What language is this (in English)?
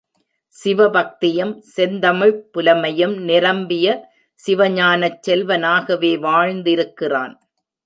Tamil